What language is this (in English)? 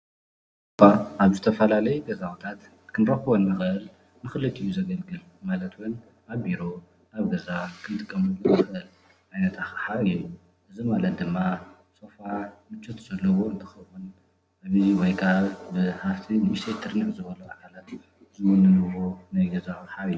Tigrinya